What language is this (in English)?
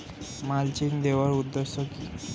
Bangla